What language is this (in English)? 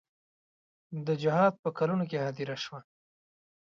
Pashto